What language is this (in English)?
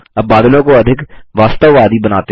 Hindi